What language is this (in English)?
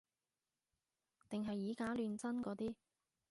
Cantonese